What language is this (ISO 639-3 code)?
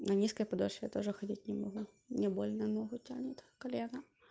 rus